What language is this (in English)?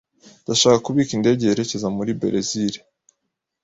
Kinyarwanda